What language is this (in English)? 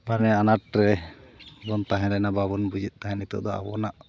Santali